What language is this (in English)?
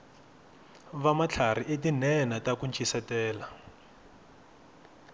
Tsonga